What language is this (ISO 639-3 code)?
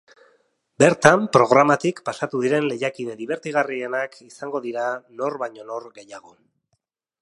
eus